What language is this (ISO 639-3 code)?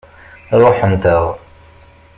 kab